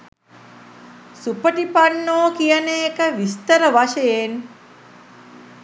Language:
Sinhala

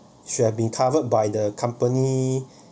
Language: English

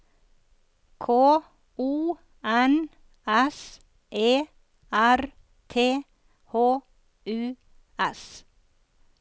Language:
Norwegian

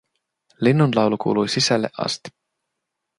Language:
Finnish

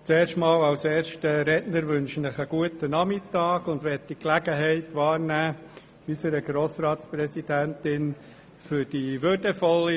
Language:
Swiss German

